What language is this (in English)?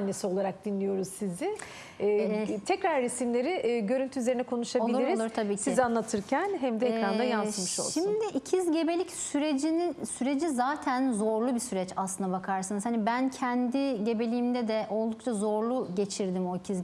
Turkish